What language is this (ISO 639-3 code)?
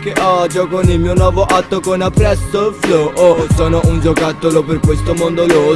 ita